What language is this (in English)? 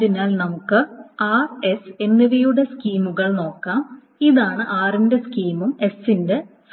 Malayalam